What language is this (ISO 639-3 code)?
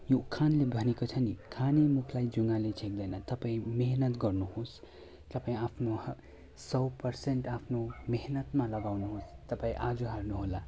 nep